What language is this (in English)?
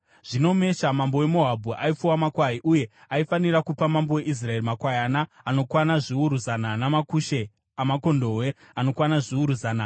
Shona